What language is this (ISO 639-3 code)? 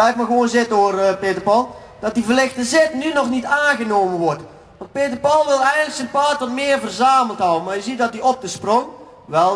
nld